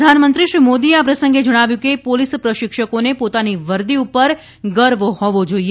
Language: Gujarati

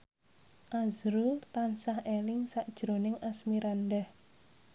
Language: Javanese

